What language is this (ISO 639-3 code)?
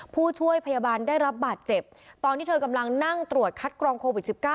tha